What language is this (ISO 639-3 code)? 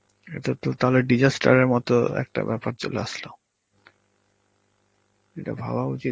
ben